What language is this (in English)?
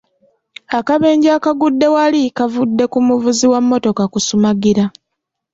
Ganda